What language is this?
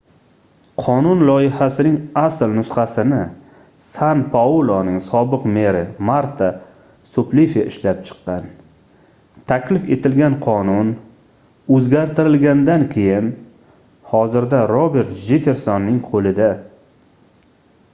Uzbek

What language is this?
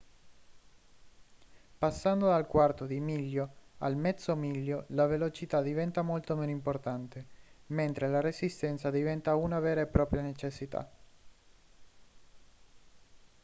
Italian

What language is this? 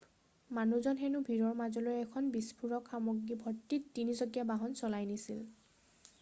Assamese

